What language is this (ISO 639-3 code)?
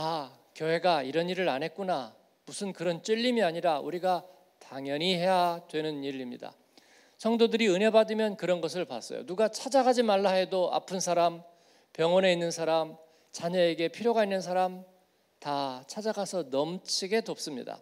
kor